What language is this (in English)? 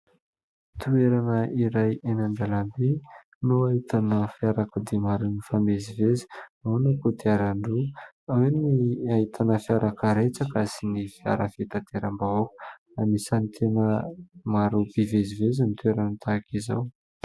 Malagasy